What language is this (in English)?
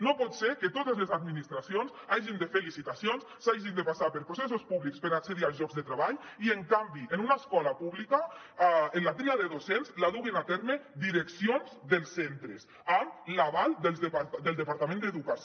Catalan